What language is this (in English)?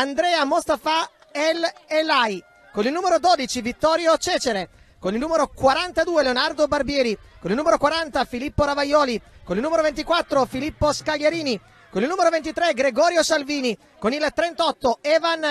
Italian